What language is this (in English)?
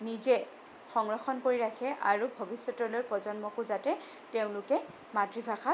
Assamese